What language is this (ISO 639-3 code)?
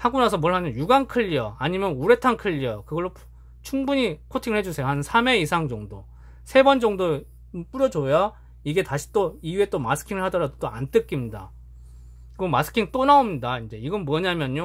kor